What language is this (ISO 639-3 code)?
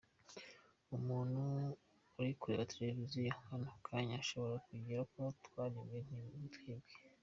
kin